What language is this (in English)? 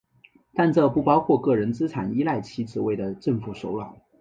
Chinese